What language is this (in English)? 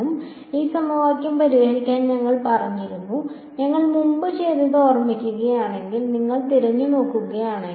Malayalam